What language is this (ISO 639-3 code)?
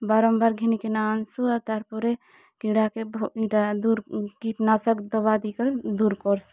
ori